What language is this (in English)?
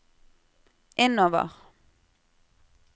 Norwegian